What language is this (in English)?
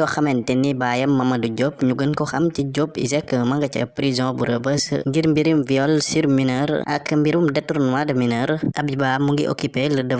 Dutch